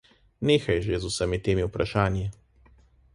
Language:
Slovenian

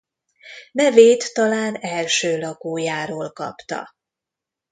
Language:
Hungarian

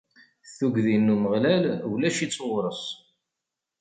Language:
Kabyle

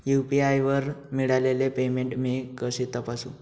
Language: Marathi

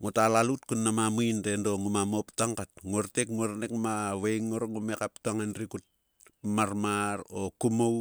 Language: Sulka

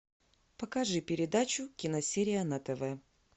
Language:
Russian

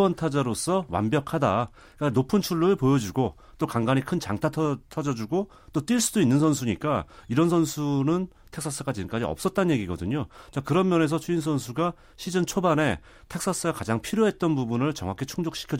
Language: Korean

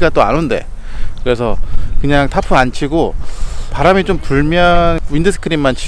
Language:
Korean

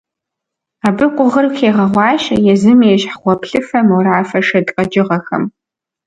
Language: Kabardian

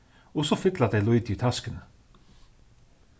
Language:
Faroese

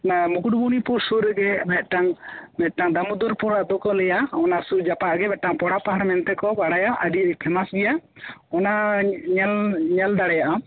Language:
Santali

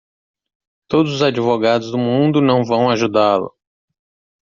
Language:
Portuguese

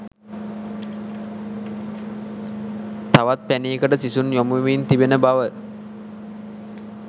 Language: Sinhala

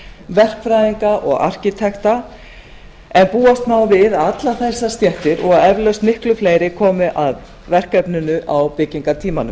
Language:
Icelandic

